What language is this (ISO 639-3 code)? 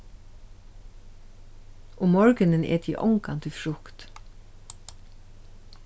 fao